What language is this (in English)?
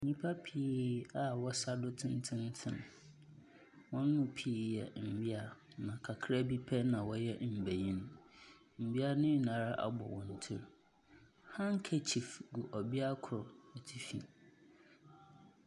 Akan